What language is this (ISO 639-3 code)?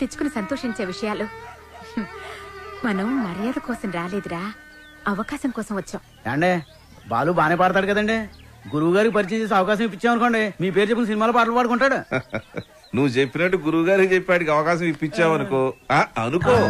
tel